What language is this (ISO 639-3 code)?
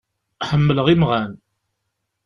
kab